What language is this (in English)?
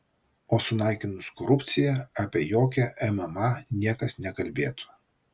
Lithuanian